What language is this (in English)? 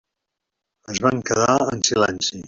Catalan